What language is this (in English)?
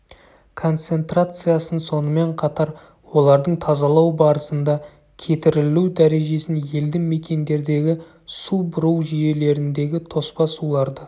Kazakh